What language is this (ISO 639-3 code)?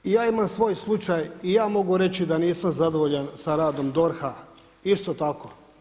hrv